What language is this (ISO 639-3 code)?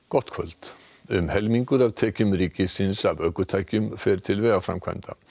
isl